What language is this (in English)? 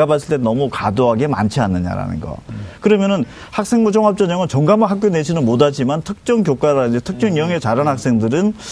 Korean